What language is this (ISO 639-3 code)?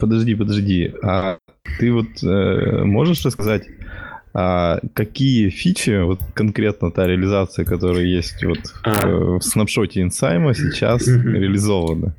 rus